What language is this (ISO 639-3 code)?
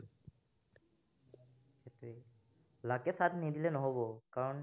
asm